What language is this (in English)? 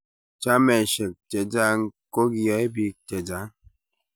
Kalenjin